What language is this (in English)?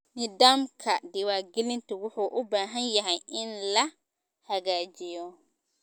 Somali